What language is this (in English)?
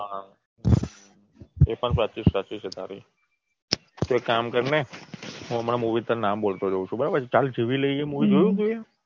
Gujarati